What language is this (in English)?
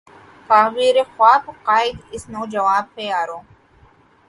Urdu